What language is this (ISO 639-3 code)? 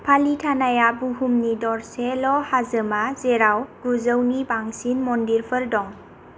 brx